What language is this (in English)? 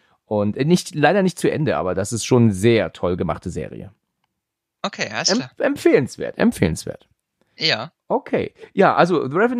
German